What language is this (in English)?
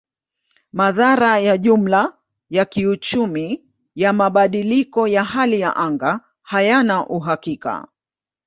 Swahili